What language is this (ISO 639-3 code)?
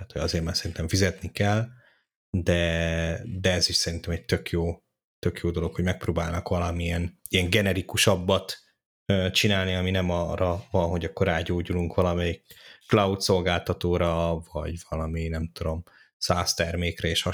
hun